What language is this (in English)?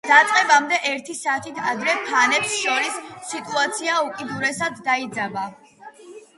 Georgian